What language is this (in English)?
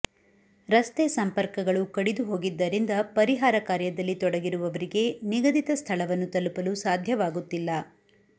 Kannada